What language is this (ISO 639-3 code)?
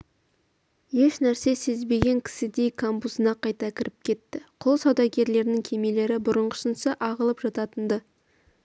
kaz